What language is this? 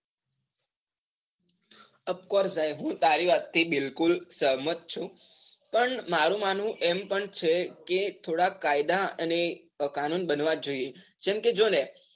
Gujarati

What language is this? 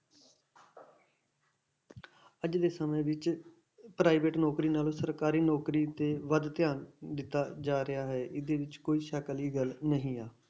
Punjabi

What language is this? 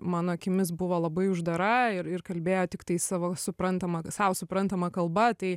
Lithuanian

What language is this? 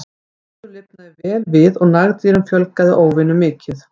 Icelandic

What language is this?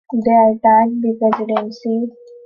English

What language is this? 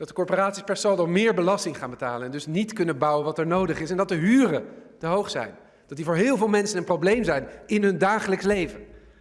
Dutch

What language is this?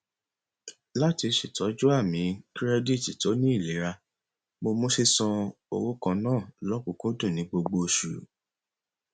Yoruba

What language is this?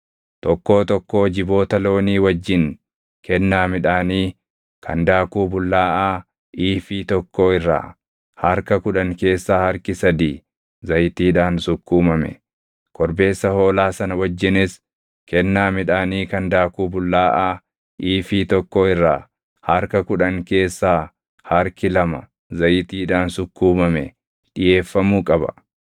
Oromo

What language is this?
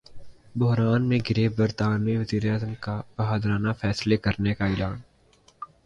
Urdu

